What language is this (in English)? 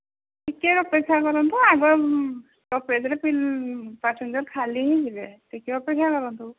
Odia